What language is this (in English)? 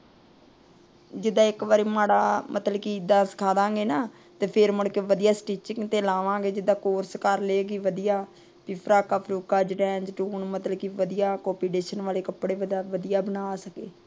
Punjabi